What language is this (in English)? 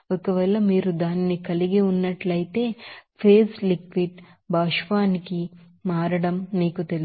Telugu